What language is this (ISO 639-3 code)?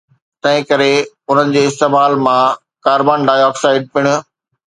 snd